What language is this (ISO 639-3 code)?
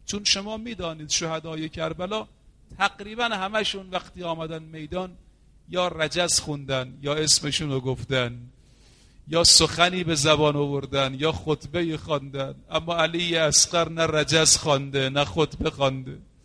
fas